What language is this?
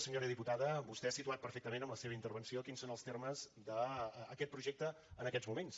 Catalan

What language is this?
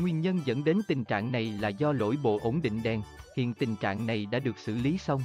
Vietnamese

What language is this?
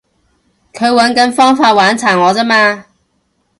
Cantonese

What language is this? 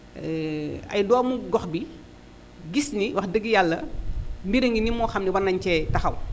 Wolof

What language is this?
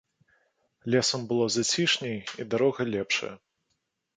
Belarusian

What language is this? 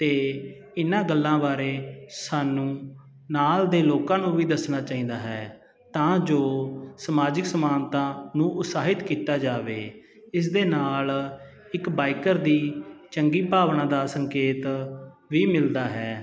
Punjabi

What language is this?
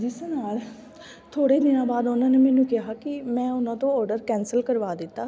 Punjabi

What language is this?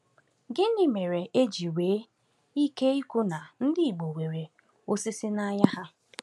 Igbo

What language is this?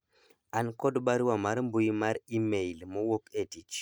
Luo (Kenya and Tanzania)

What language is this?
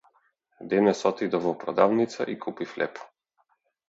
Macedonian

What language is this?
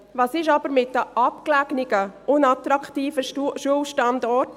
Swiss German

